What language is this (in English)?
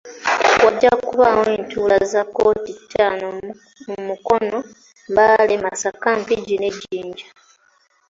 Ganda